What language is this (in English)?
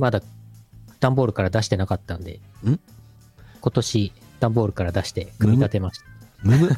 Japanese